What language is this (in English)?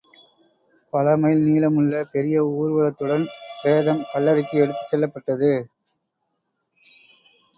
Tamil